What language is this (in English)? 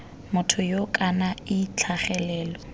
Tswana